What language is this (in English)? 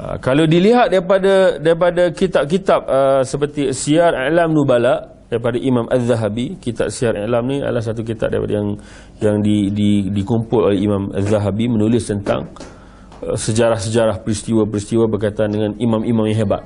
Malay